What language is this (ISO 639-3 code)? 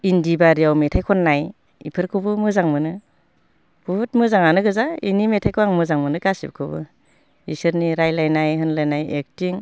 brx